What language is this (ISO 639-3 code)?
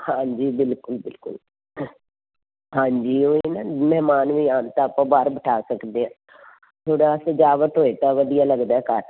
pan